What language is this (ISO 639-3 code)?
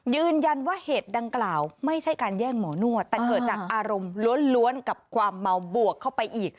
tha